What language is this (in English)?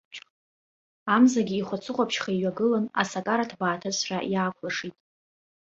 Abkhazian